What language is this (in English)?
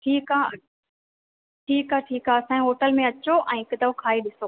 Sindhi